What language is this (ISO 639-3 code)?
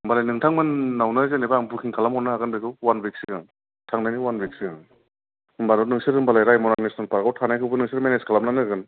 brx